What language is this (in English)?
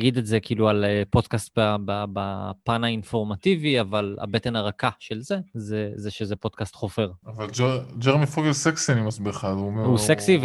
Hebrew